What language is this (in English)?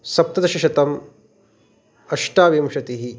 Sanskrit